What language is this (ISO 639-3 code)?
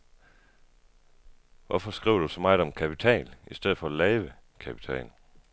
dan